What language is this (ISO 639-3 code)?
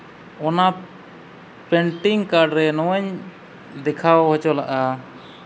sat